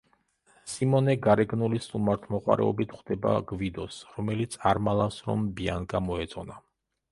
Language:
Georgian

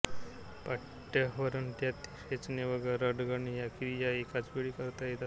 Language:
Marathi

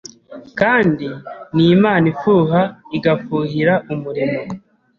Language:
Kinyarwanda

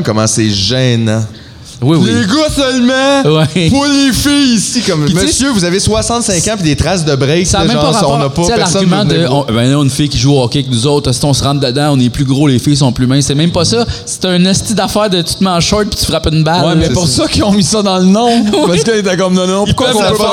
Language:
French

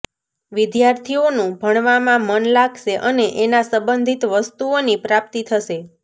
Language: Gujarati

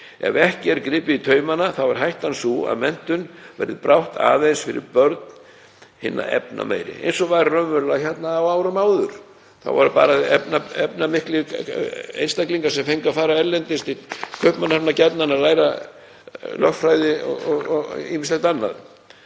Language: Icelandic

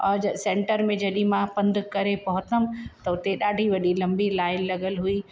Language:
Sindhi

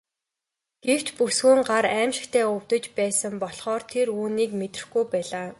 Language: Mongolian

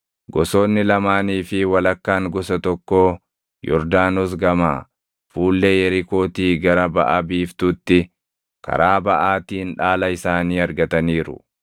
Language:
Oromo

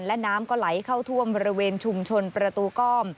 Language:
Thai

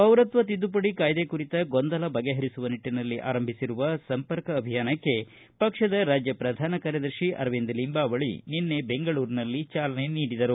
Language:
Kannada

